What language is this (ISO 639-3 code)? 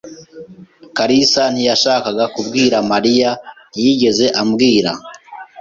kin